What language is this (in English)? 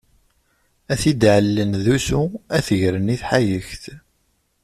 Kabyle